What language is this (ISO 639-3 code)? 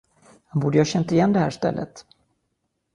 swe